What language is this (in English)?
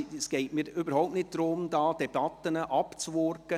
Swiss German